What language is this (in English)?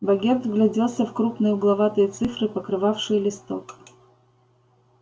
Russian